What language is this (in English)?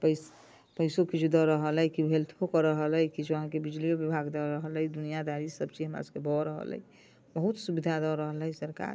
Maithili